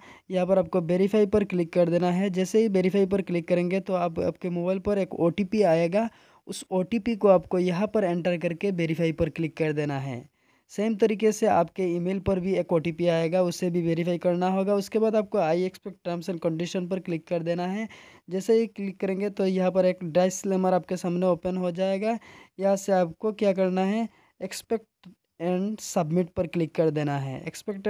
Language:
Hindi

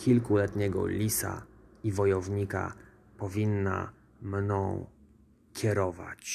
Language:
Polish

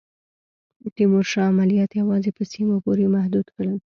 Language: Pashto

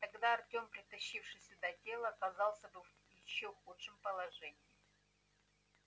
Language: Russian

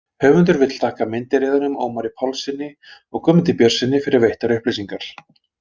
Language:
Icelandic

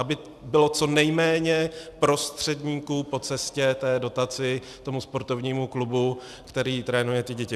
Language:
Czech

